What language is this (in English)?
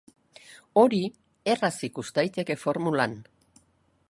Basque